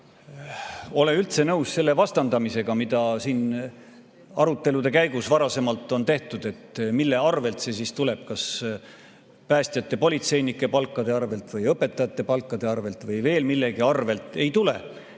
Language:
Estonian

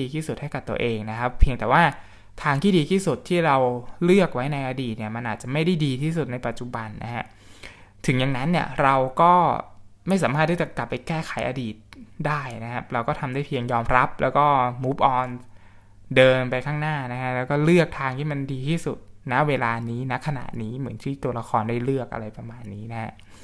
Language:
Thai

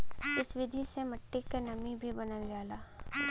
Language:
Bhojpuri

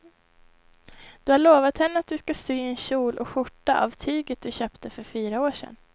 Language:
Swedish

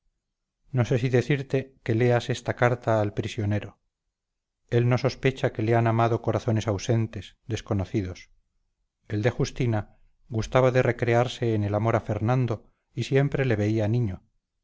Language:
Spanish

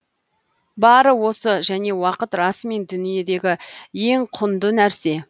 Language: Kazakh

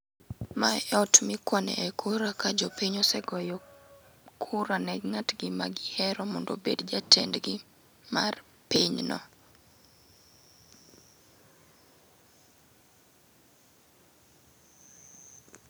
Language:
Luo (Kenya and Tanzania)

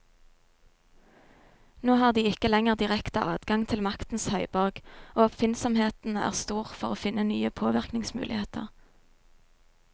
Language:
Norwegian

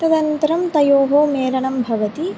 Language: Sanskrit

